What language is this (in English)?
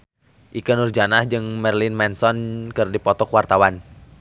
Sundanese